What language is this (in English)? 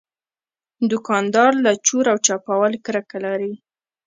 Pashto